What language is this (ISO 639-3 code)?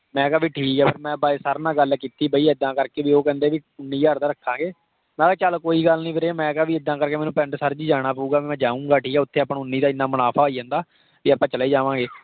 pan